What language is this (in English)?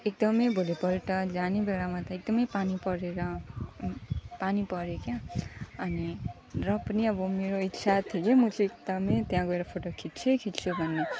Nepali